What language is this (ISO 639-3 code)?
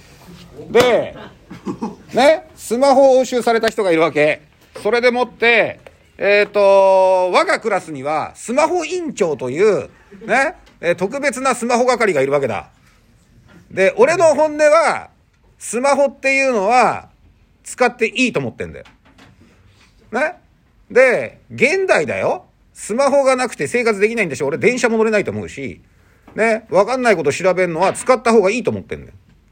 jpn